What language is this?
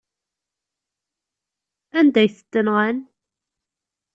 Kabyle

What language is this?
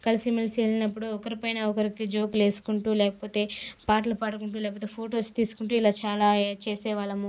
Telugu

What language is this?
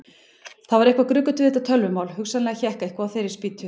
Icelandic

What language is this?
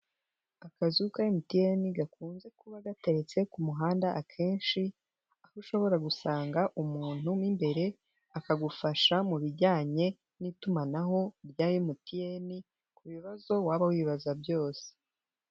Kinyarwanda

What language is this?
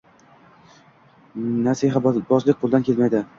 Uzbek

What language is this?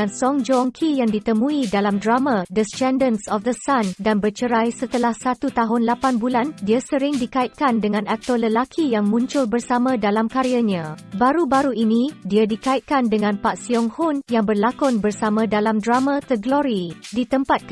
Malay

